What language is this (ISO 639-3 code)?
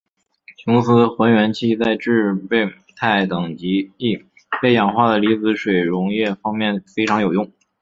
zho